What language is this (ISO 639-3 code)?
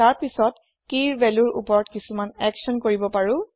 asm